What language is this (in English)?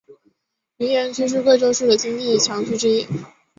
Chinese